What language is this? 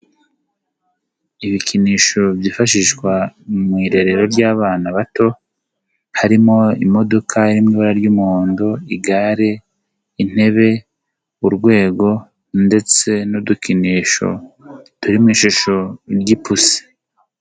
Kinyarwanda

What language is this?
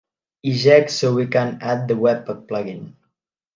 English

